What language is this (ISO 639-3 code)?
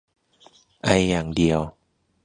tha